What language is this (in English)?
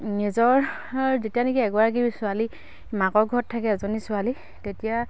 Assamese